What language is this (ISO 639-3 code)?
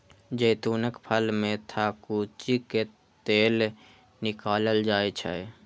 mai